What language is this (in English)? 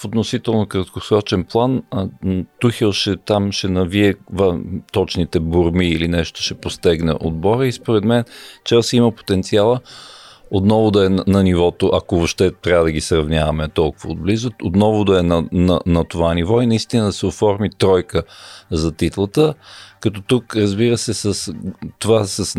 Bulgarian